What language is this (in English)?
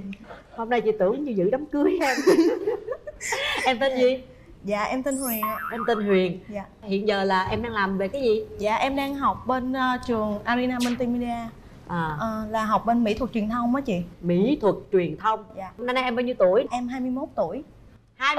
Vietnamese